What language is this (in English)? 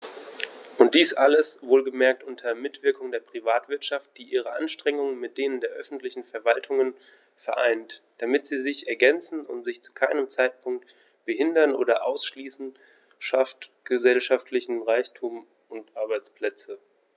German